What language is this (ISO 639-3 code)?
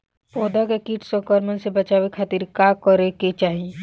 bho